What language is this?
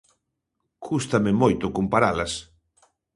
Galician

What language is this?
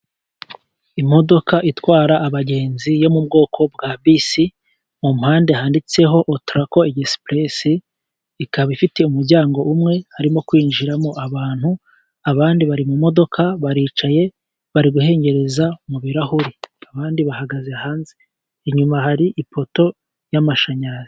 Kinyarwanda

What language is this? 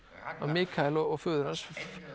Icelandic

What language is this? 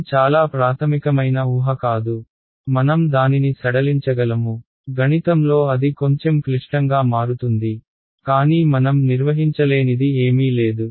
Telugu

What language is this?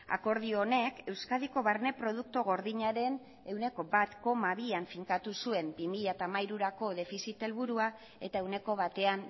Basque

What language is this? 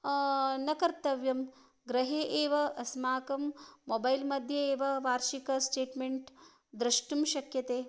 Sanskrit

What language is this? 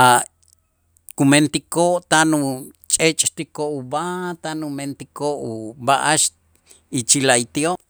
Itzá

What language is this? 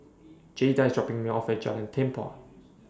English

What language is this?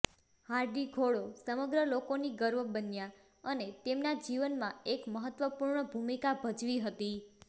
Gujarati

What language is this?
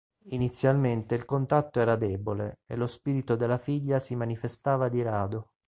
Italian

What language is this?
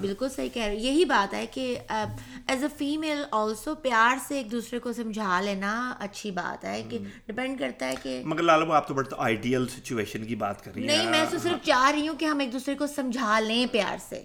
Urdu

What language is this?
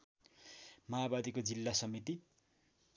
Nepali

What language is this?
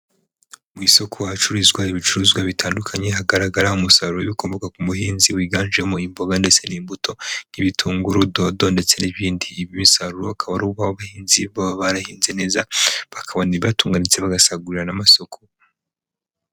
Kinyarwanda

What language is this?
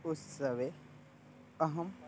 Sanskrit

